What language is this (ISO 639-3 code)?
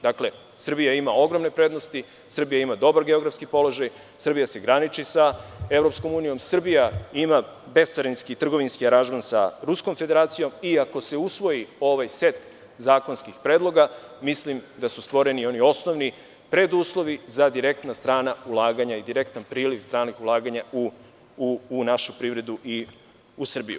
srp